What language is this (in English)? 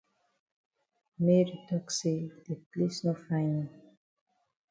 Cameroon Pidgin